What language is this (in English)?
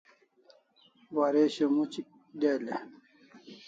Kalasha